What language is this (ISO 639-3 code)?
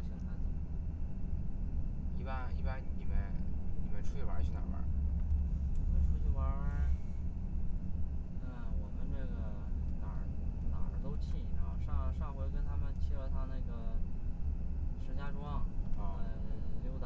zho